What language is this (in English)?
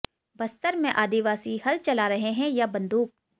Hindi